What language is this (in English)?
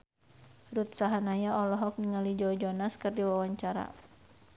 Sundanese